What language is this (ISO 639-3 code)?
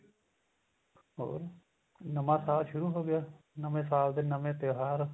pan